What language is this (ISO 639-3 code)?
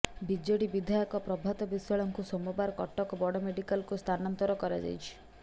ori